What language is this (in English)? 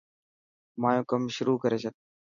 Dhatki